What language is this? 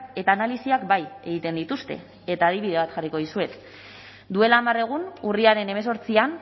Basque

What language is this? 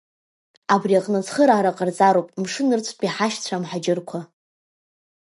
Abkhazian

